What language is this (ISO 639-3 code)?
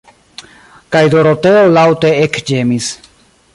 epo